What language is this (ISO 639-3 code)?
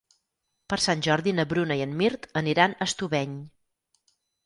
cat